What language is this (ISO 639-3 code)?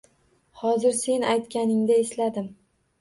uzb